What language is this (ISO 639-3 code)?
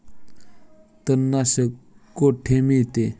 mar